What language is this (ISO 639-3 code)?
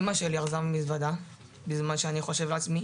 heb